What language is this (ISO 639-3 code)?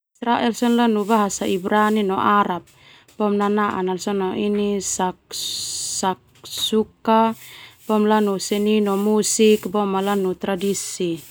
twu